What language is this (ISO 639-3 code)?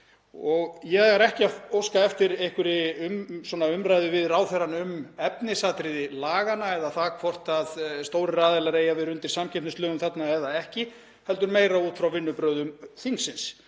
isl